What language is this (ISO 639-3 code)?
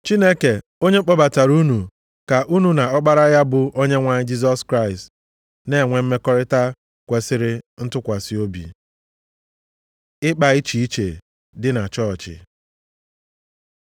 ibo